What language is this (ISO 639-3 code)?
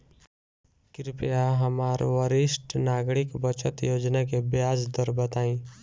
bho